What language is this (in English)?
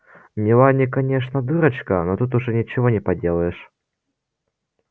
Russian